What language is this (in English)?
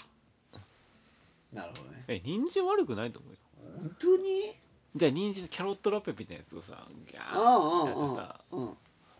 Japanese